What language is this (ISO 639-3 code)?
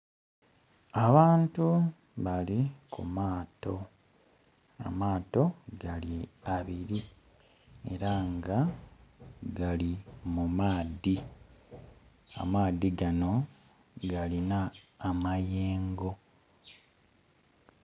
xog